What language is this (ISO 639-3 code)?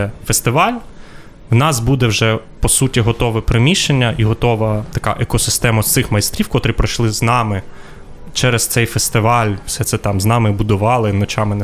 ukr